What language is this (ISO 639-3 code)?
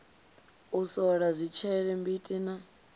ven